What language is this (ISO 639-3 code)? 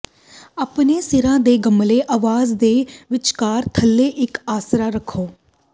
pan